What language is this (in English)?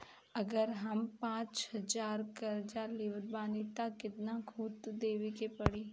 Bhojpuri